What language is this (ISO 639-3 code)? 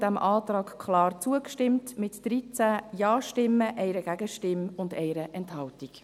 gsw